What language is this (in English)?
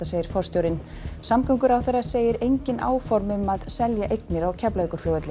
Icelandic